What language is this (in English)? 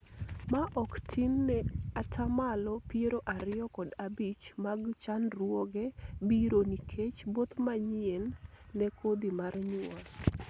Luo (Kenya and Tanzania)